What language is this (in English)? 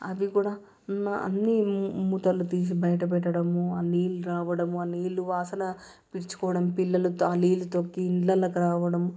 Telugu